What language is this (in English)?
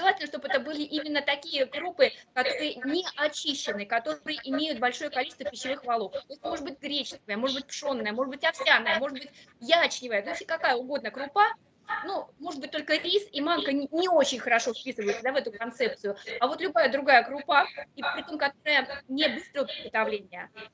Russian